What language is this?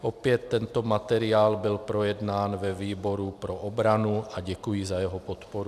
Czech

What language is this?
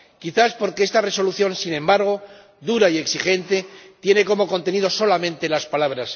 Spanish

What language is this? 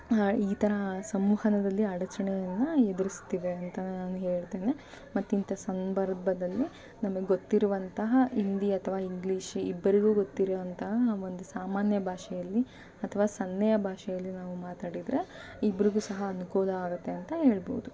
Kannada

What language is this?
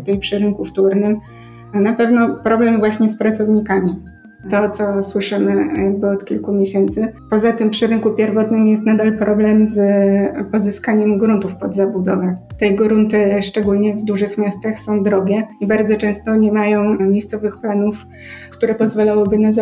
Polish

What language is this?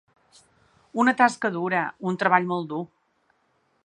Catalan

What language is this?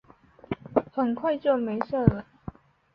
Chinese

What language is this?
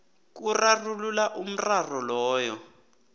South Ndebele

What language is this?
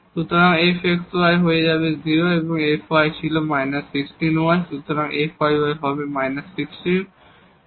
Bangla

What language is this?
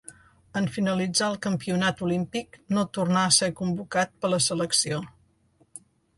Catalan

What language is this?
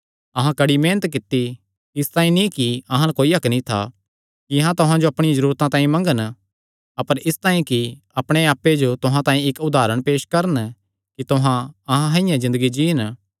Kangri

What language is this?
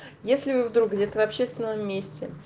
Russian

